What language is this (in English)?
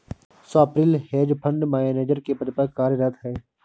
Hindi